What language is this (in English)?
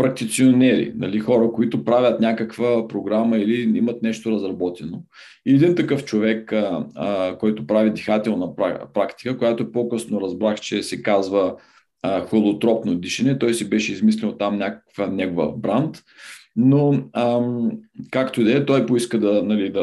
Bulgarian